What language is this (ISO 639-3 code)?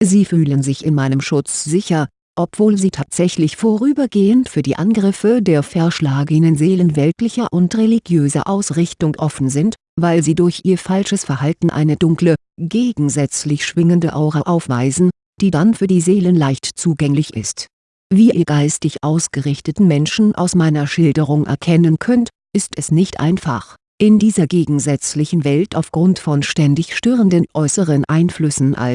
deu